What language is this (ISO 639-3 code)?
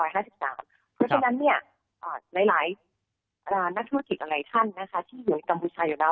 tha